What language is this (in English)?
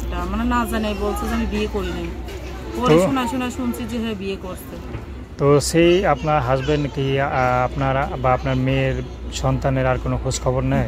Romanian